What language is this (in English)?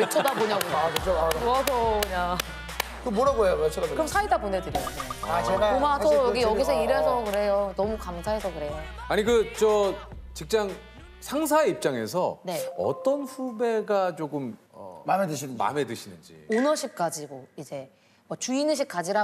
Korean